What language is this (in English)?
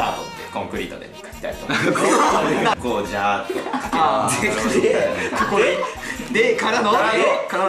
Japanese